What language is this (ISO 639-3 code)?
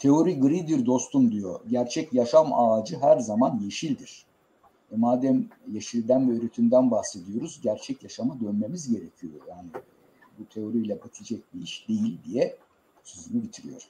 tur